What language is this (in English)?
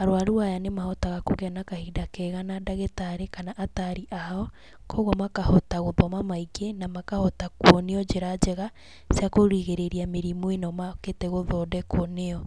Kikuyu